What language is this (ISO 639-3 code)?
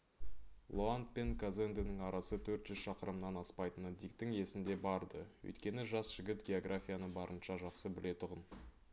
kaz